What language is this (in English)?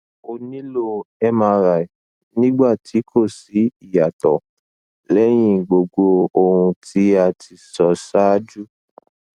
Yoruba